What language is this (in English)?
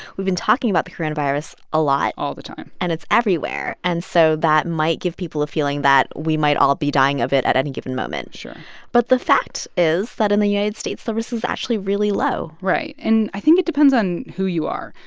English